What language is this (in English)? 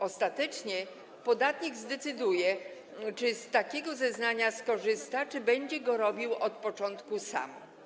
Polish